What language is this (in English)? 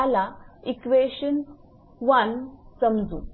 Marathi